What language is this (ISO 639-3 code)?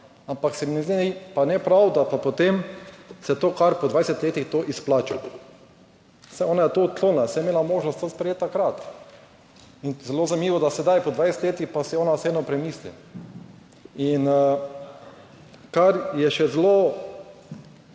slv